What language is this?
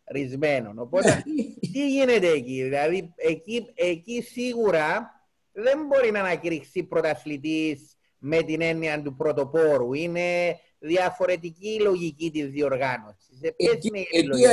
Greek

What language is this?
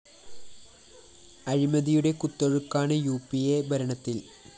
Malayalam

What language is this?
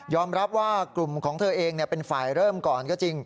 Thai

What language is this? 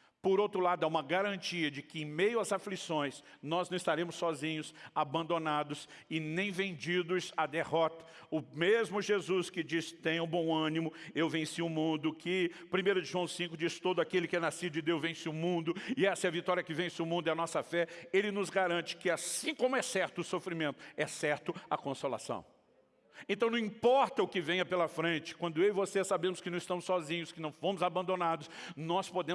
Portuguese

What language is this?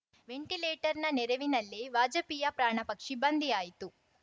Kannada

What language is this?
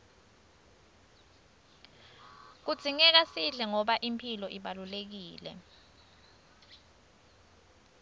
Swati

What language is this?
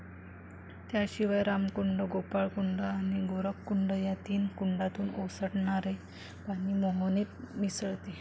Marathi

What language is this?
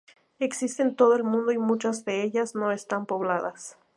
Spanish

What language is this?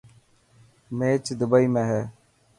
Dhatki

